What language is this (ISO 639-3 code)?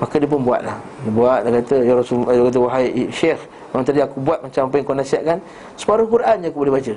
msa